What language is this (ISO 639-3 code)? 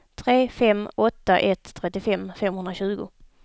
swe